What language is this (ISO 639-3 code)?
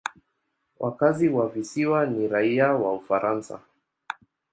swa